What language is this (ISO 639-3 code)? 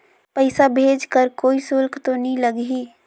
hne